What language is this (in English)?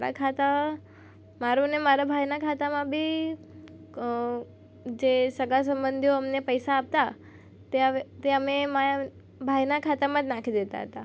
Gujarati